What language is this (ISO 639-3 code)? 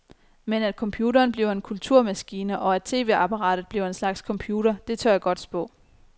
dan